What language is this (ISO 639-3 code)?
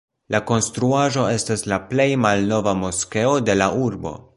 epo